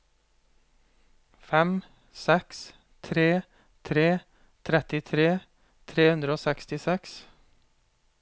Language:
Norwegian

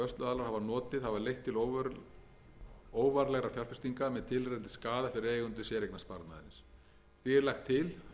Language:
Icelandic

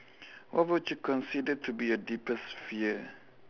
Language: English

